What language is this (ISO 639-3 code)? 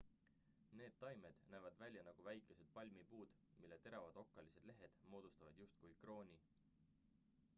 est